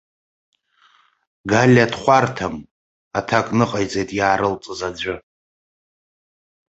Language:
Abkhazian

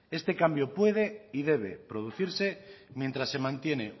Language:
Spanish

